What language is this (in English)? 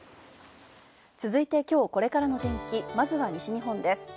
Japanese